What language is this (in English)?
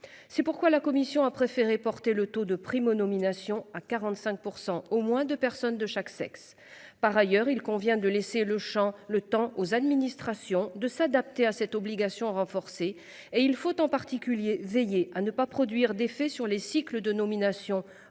French